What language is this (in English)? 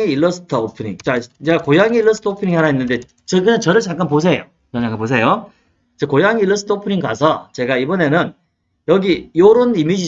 Korean